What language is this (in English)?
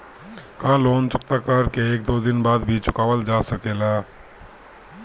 Bhojpuri